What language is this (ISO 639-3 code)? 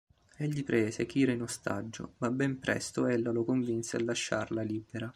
ita